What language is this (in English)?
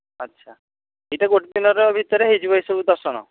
Odia